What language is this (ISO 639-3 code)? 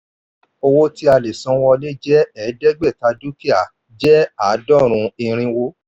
yor